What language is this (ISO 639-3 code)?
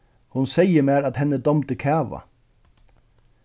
fao